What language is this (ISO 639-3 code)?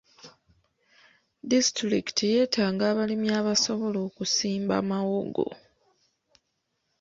lug